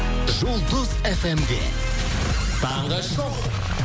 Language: Kazakh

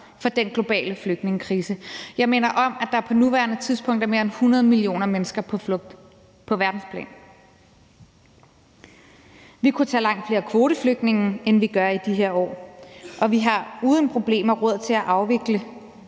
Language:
Danish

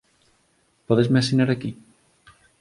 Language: Galician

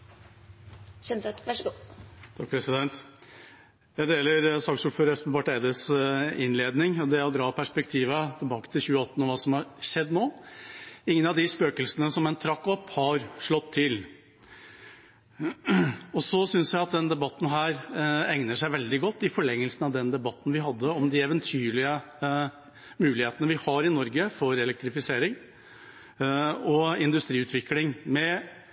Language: Norwegian Bokmål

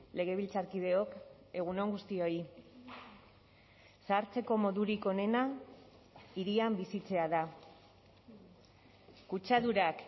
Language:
Basque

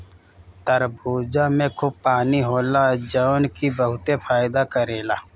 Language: Bhojpuri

